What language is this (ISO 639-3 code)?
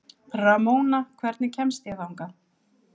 isl